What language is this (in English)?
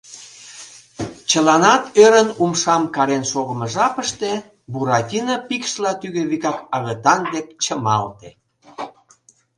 Mari